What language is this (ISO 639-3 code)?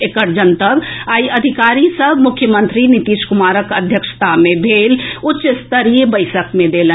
mai